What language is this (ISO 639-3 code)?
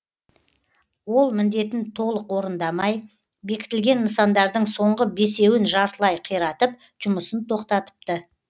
kaz